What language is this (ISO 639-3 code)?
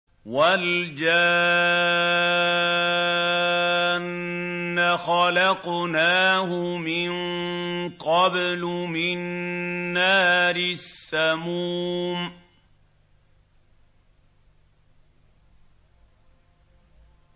ara